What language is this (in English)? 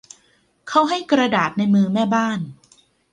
Thai